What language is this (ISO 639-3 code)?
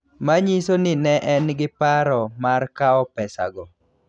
luo